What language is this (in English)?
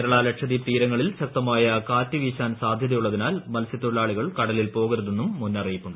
Malayalam